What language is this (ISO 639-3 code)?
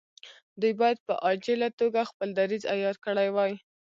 pus